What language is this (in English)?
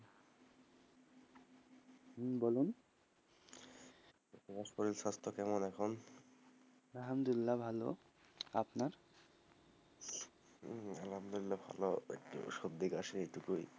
Bangla